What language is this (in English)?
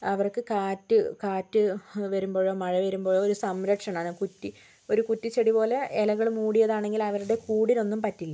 Malayalam